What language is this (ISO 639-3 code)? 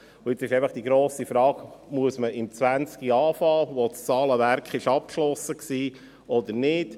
gsw